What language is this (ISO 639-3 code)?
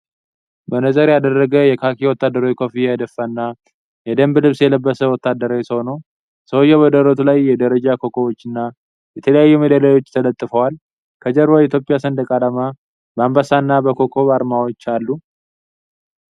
amh